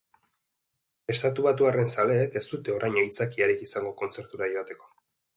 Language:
Basque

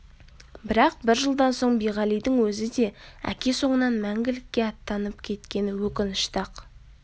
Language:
Kazakh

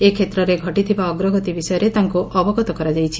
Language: Odia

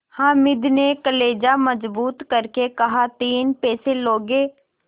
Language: Hindi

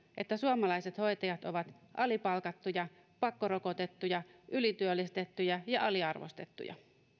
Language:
Finnish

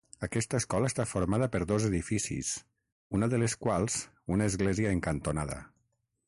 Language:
Catalan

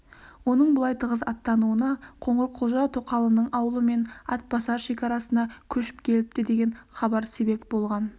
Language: Kazakh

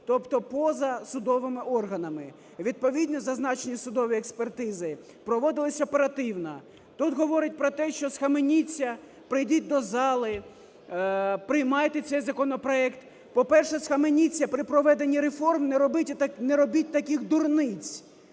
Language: Ukrainian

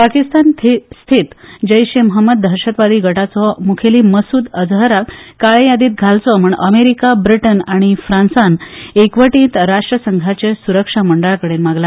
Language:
Konkani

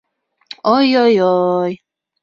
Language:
Bashkir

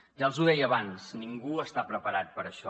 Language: Catalan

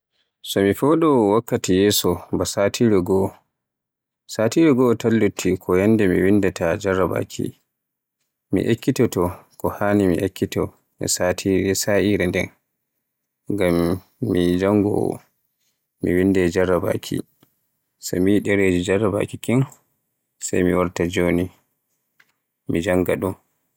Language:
Borgu Fulfulde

